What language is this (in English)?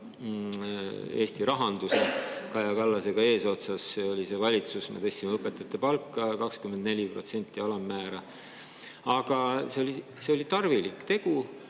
Estonian